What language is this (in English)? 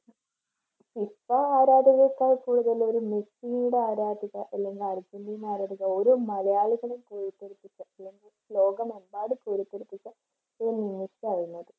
Malayalam